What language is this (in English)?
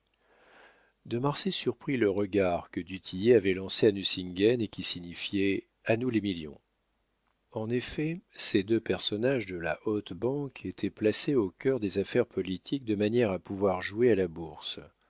French